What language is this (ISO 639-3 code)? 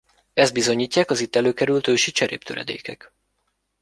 hun